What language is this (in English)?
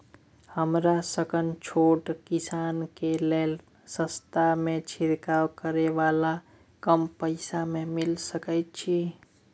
Maithili